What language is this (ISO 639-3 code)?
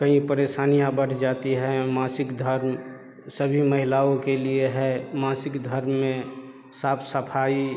hin